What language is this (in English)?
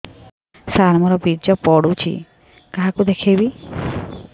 Odia